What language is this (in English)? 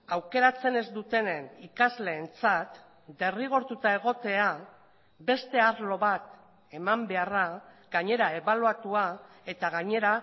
Basque